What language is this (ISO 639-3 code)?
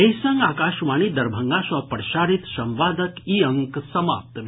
mai